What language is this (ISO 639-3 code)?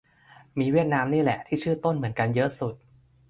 tha